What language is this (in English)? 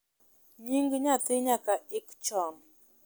Luo (Kenya and Tanzania)